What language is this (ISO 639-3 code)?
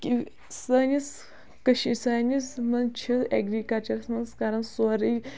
kas